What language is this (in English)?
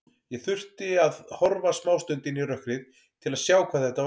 Icelandic